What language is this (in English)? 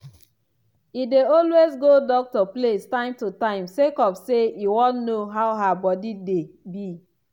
Nigerian Pidgin